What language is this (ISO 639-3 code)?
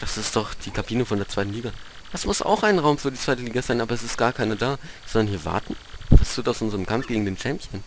deu